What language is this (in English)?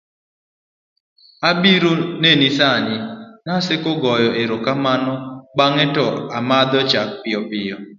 Luo (Kenya and Tanzania)